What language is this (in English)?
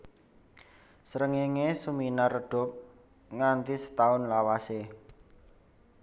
Javanese